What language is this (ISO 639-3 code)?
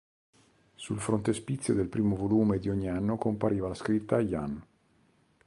ita